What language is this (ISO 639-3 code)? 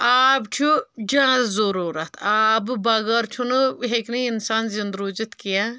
kas